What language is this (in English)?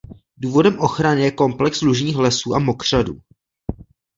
Czech